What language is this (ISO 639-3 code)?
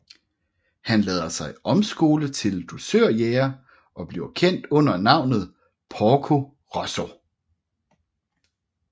dan